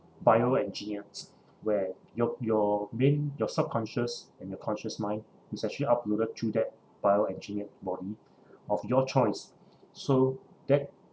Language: English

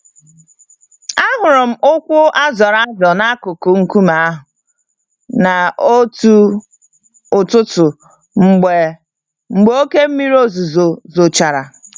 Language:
Igbo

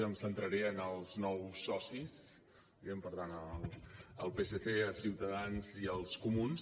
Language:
Catalan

